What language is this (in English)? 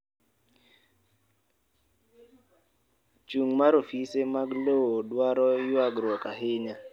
Luo (Kenya and Tanzania)